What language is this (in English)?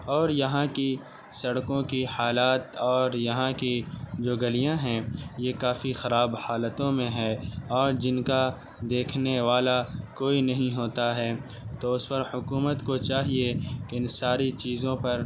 Urdu